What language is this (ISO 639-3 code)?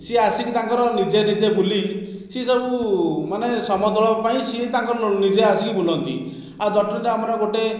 ori